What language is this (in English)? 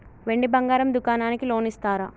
Telugu